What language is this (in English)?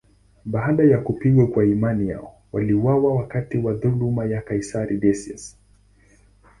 Swahili